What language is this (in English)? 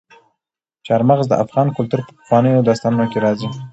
Pashto